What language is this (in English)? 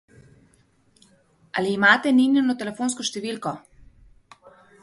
Slovenian